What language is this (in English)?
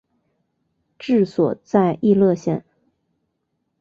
Chinese